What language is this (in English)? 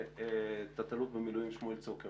Hebrew